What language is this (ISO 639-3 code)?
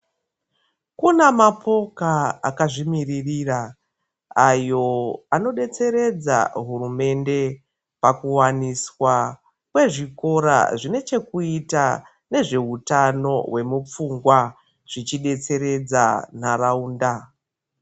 ndc